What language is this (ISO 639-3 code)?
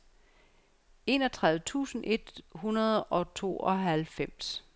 dan